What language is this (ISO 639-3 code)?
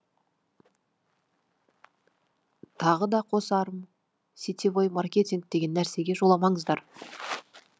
kaz